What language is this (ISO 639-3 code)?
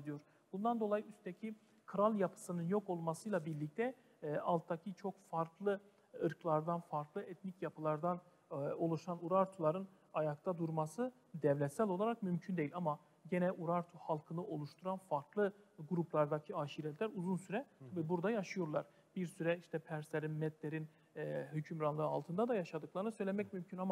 tur